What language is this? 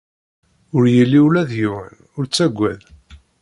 Kabyle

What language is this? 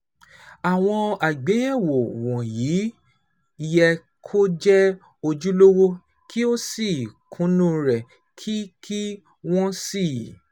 Yoruba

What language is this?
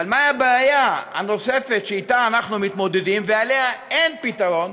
Hebrew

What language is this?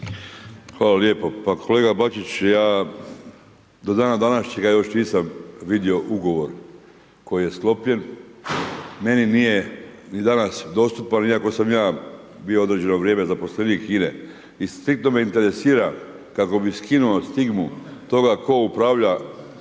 Croatian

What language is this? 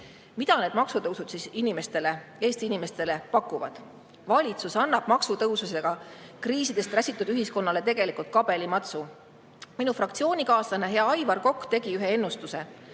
Estonian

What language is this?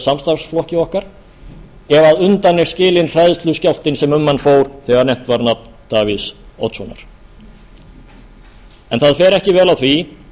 Icelandic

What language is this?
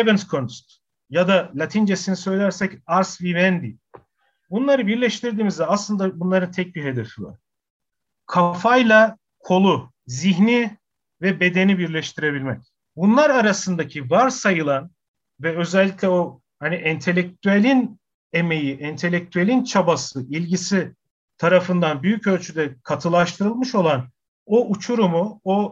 Turkish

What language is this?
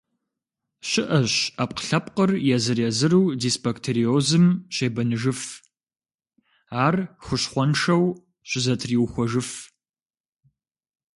Kabardian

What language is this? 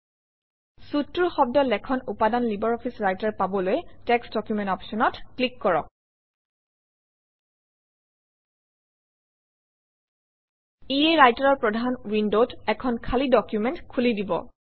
Assamese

